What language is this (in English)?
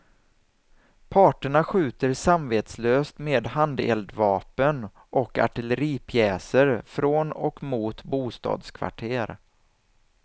Swedish